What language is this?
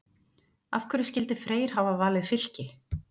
Icelandic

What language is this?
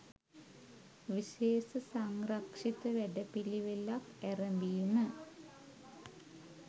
Sinhala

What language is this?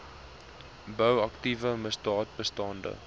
Afrikaans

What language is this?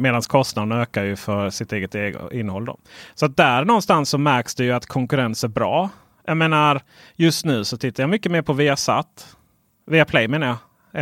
Swedish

